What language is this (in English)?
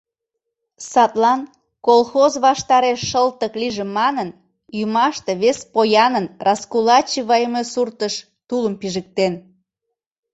Mari